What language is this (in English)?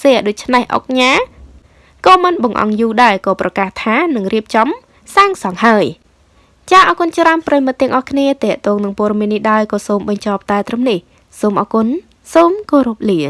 Vietnamese